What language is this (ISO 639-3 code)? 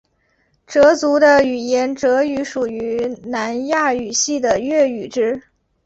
zho